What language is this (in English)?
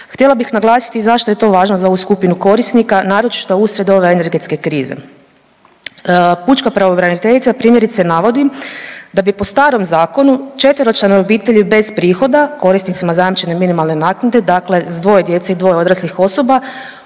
Croatian